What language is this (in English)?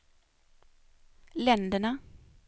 Swedish